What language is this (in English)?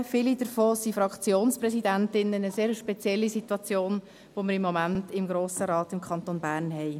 Swiss German